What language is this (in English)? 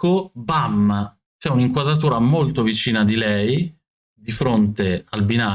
Italian